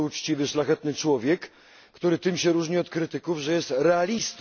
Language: Polish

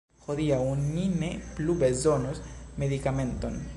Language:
Esperanto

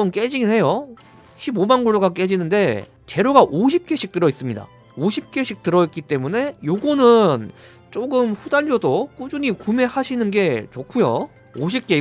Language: Korean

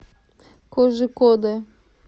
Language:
Russian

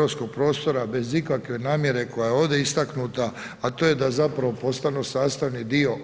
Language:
Croatian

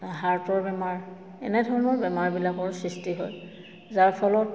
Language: Assamese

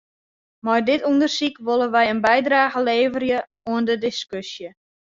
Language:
Western Frisian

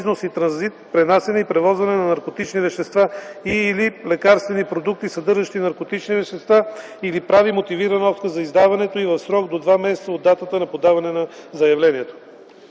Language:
Bulgarian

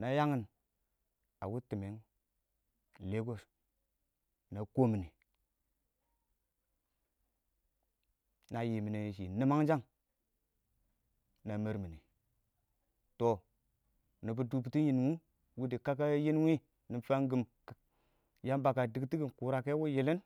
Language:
Awak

